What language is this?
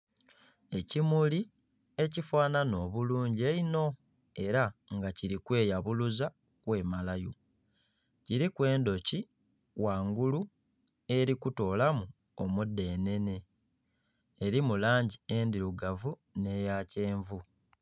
Soga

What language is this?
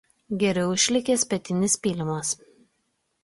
Lithuanian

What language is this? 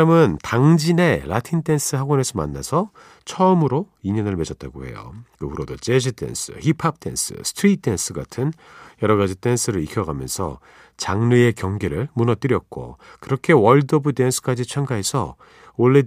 Korean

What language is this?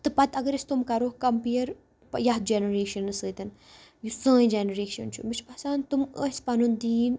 Kashmiri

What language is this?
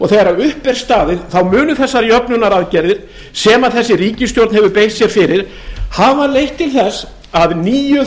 Icelandic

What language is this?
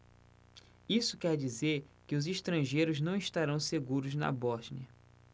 Portuguese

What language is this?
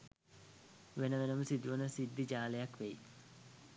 Sinhala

